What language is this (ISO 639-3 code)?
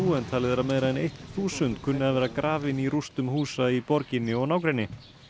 isl